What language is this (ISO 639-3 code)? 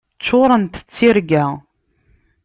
kab